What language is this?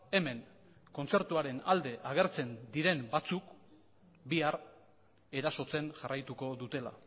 Basque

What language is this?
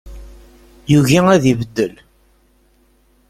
Kabyle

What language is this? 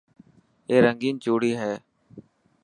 Dhatki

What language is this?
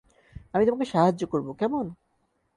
Bangla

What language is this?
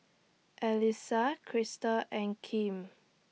English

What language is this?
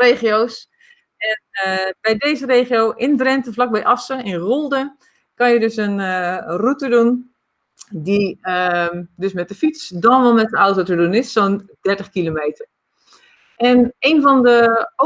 Dutch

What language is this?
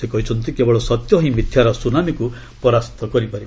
Odia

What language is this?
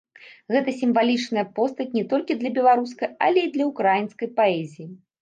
Belarusian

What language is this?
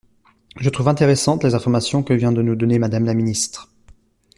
French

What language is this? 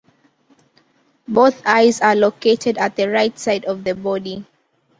English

